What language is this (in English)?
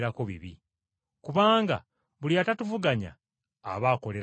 Ganda